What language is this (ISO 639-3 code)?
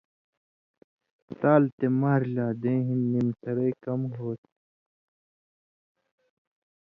mvy